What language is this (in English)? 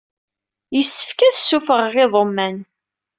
Kabyle